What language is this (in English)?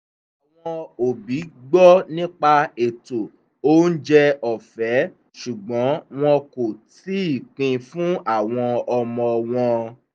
Yoruba